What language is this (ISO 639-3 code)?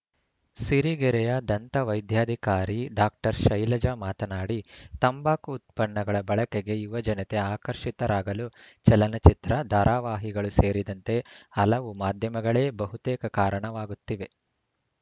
kan